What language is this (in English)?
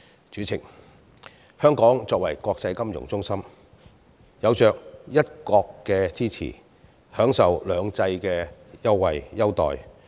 Cantonese